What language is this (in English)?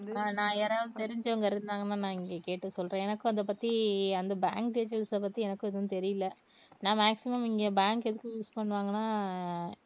Tamil